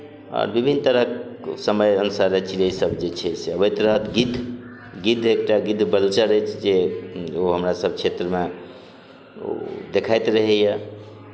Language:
Maithili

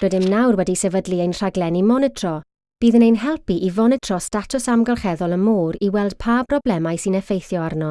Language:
Welsh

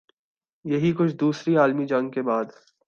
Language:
Urdu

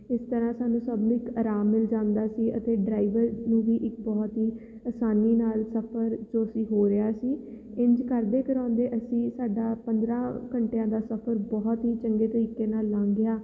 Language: Punjabi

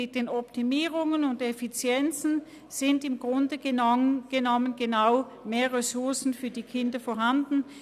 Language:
Swiss German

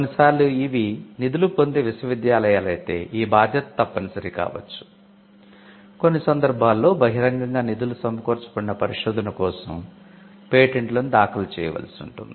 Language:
Telugu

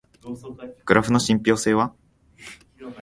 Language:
Japanese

